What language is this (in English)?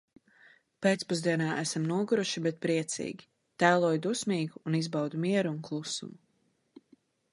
Latvian